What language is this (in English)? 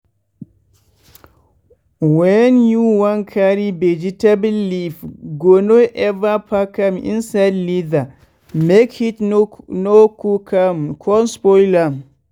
Nigerian Pidgin